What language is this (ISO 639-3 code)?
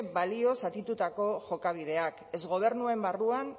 eus